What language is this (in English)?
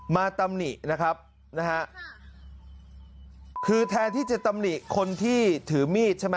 Thai